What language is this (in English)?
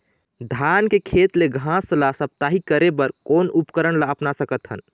Chhattisgarhi